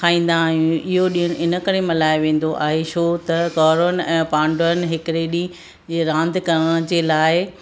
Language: Sindhi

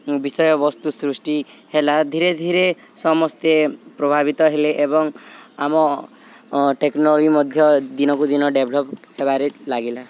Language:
Odia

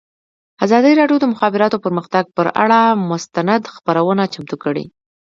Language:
Pashto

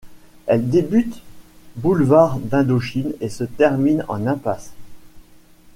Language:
French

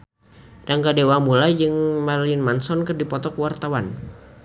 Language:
Sundanese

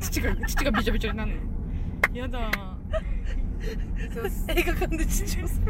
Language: Japanese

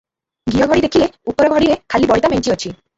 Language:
Odia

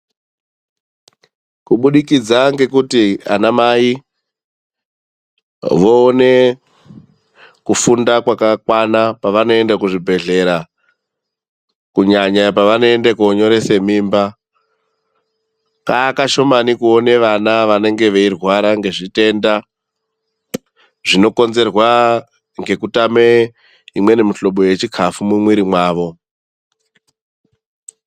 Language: Ndau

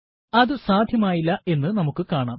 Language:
Malayalam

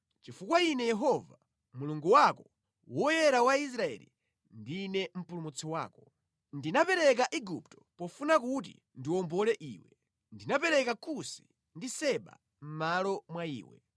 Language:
Nyanja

